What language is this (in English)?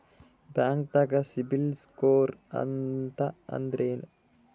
Kannada